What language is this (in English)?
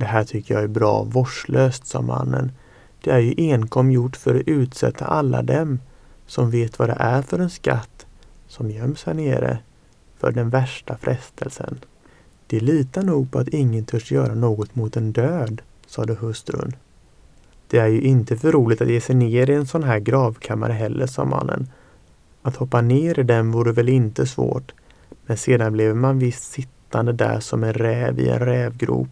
Swedish